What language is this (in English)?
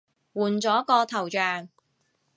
Cantonese